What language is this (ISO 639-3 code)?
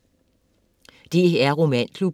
dan